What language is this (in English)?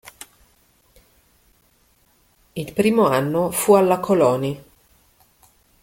Italian